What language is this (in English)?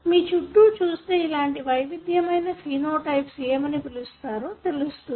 Telugu